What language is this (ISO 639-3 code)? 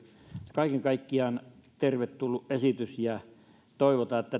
fin